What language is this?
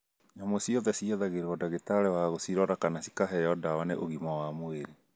Kikuyu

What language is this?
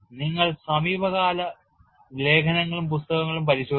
Malayalam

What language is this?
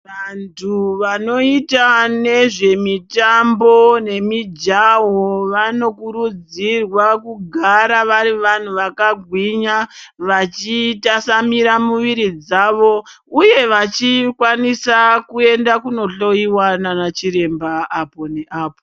Ndau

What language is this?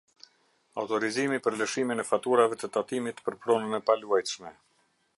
Albanian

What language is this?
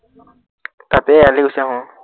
Assamese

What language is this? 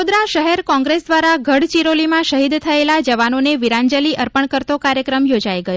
Gujarati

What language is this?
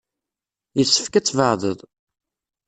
Kabyle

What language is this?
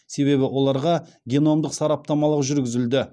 Kazakh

